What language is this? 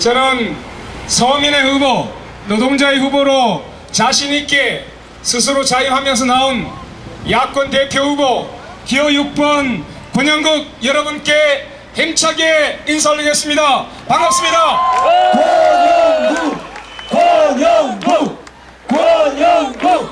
Korean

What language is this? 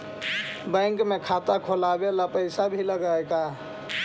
Magahi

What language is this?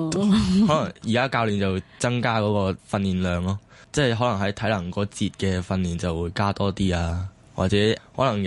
Chinese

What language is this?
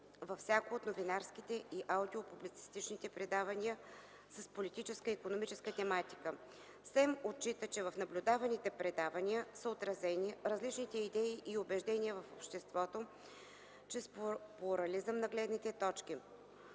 Bulgarian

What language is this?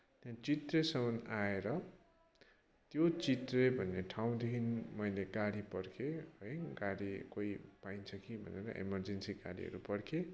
Nepali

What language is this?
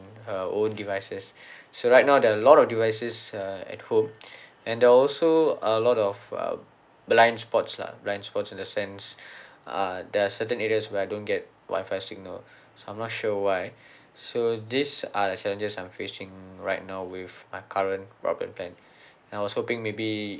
English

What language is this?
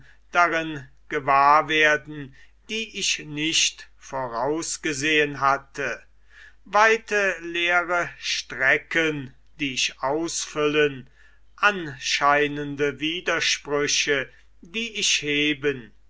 German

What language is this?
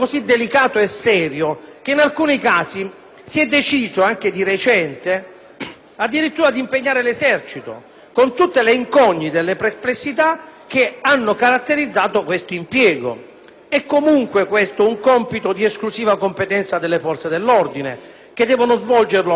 Italian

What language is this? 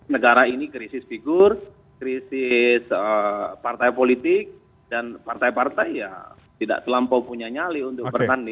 Indonesian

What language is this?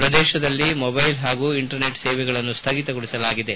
Kannada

